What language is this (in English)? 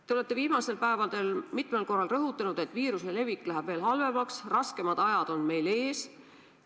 Estonian